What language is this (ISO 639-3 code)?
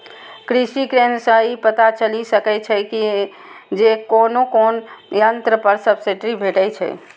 mai